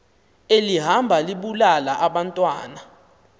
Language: Xhosa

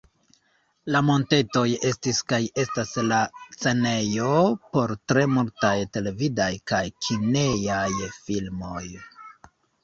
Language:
Esperanto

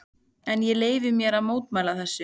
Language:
Icelandic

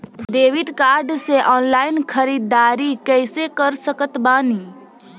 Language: Bhojpuri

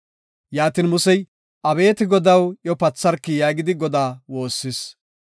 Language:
Gofa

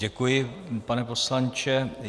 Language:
Czech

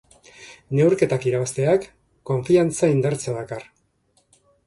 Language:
Basque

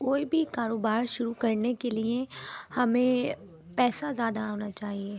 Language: Urdu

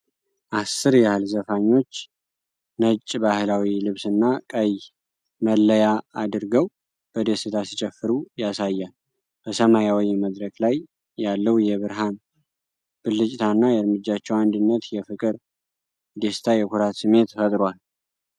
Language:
Amharic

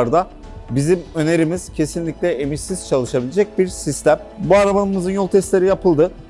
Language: Turkish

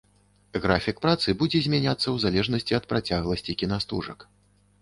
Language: Belarusian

